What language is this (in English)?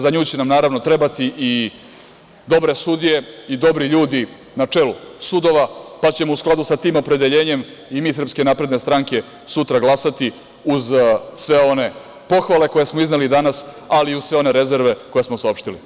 Serbian